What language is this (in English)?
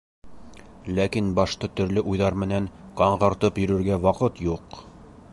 Bashkir